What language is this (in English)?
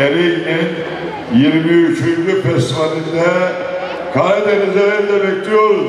Turkish